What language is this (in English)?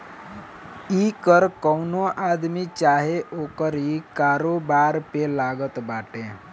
Bhojpuri